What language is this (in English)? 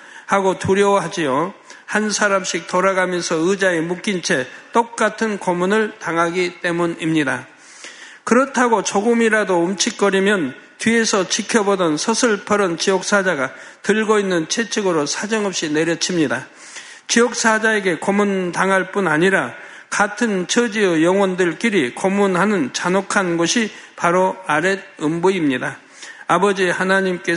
Korean